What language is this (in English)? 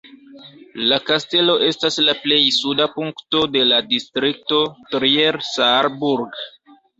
Esperanto